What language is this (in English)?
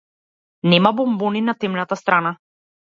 Macedonian